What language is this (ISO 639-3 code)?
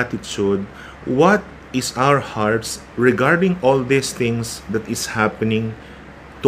fil